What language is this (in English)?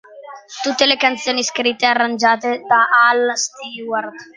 Italian